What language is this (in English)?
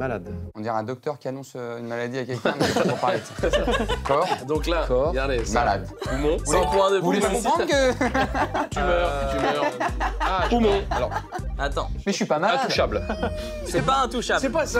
French